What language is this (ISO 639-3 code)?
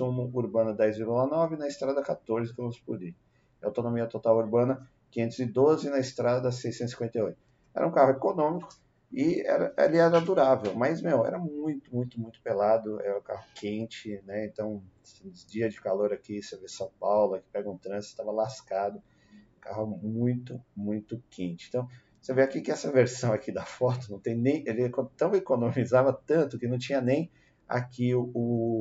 por